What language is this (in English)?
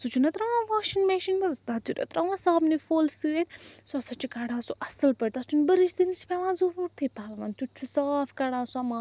Kashmiri